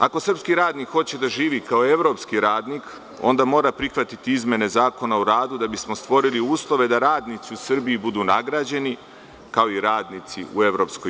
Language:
Serbian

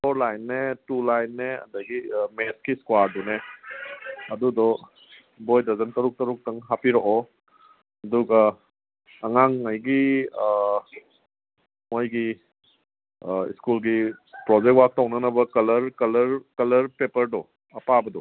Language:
Manipuri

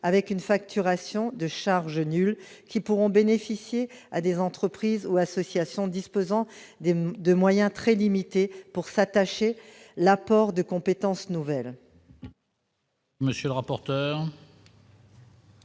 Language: French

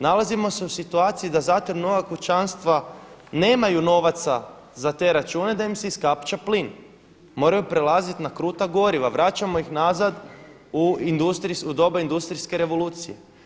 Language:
Croatian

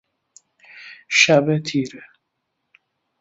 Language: Persian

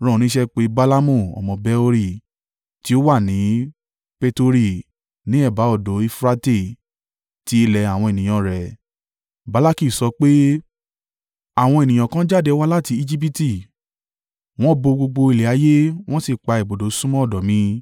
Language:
Yoruba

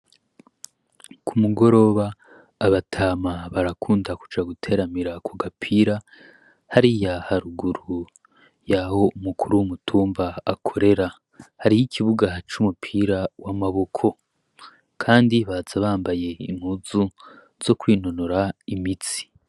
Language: Rundi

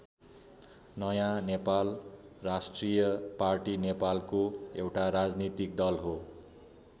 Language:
Nepali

